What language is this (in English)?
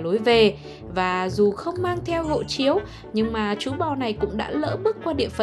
Vietnamese